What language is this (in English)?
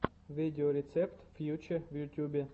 Russian